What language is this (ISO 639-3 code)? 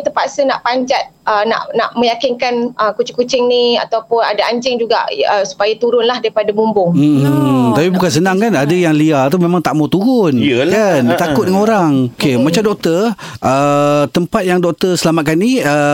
msa